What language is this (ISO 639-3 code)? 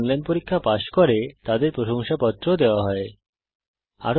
ben